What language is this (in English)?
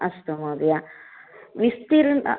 Sanskrit